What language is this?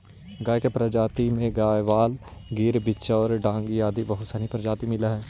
Magahi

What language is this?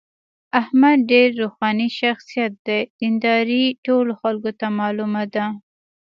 Pashto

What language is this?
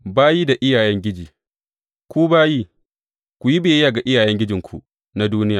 Hausa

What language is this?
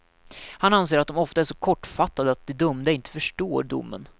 Swedish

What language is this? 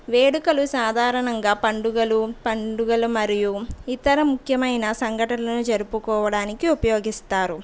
Telugu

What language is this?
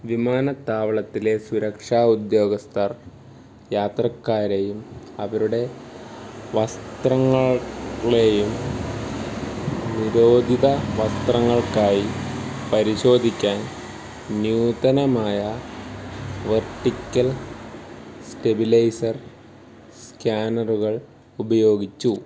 Malayalam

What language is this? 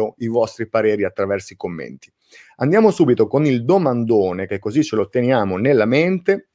Italian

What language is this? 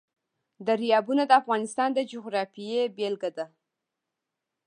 Pashto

